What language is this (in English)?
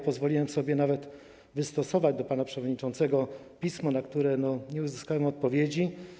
Polish